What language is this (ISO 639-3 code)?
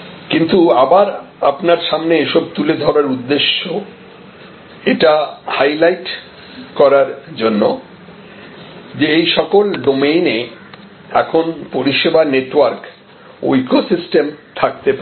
ben